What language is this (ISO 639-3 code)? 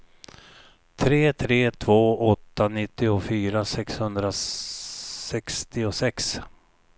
swe